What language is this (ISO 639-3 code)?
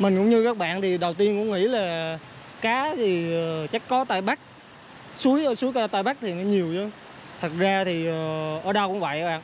vie